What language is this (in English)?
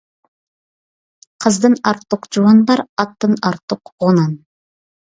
Uyghur